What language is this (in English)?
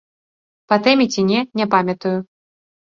Belarusian